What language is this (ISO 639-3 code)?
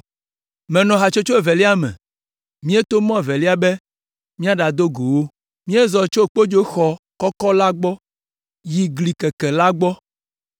ewe